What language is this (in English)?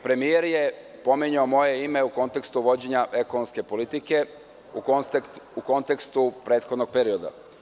Serbian